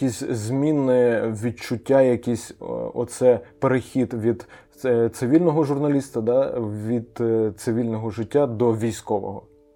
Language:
Ukrainian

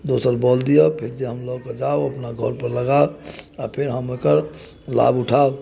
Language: Maithili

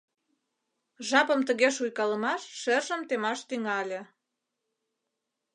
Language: Mari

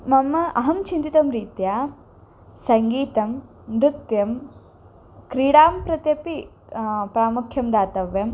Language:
Sanskrit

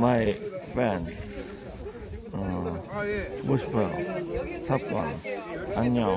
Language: Korean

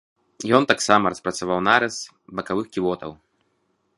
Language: Belarusian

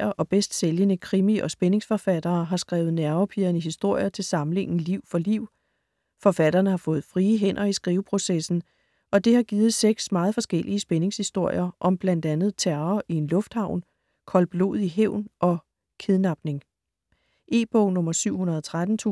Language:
Danish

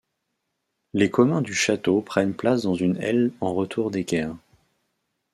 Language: French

